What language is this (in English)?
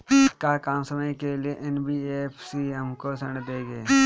Bhojpuri